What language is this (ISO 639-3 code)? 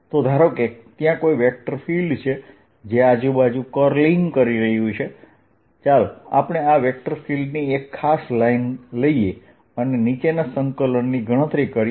guj